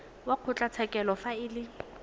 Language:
Tswana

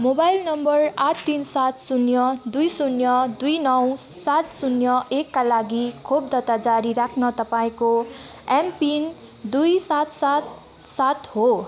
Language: Nepali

